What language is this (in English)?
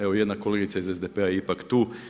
Croatian